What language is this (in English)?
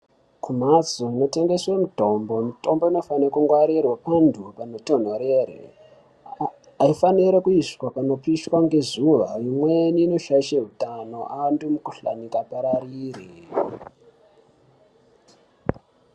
Ndau